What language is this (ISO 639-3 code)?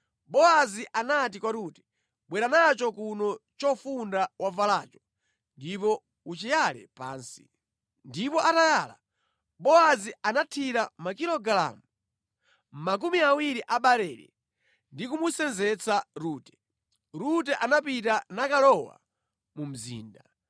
nya